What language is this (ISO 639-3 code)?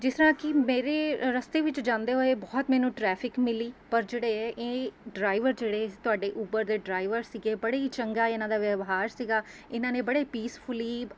pan